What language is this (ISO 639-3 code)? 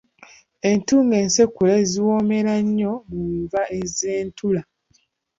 lug